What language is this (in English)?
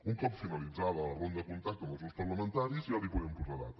Catalan